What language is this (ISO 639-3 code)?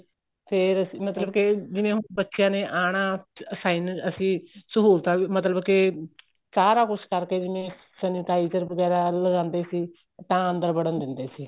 pan